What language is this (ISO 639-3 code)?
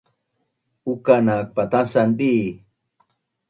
bnn